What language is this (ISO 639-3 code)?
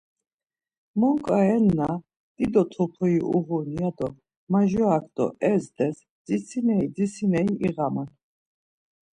lzz